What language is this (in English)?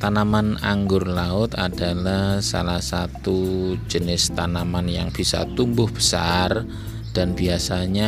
Indonesian